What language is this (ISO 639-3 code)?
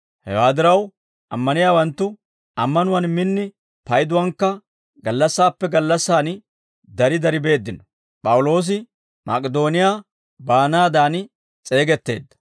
dwr